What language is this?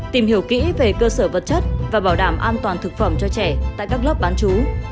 Vietnamese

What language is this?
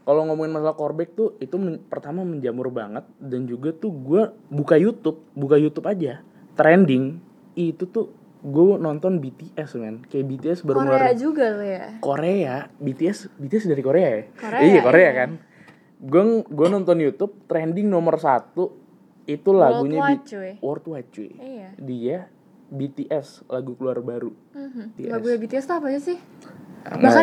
Indonesian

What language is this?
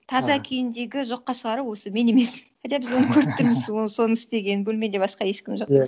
Kazakh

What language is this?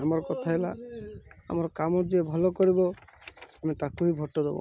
Odia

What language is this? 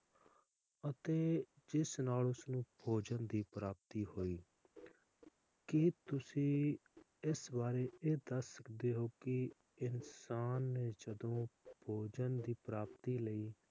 Punjabi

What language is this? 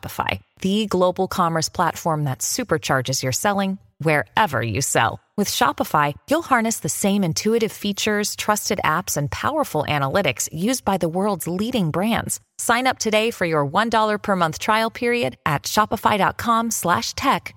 Portuguese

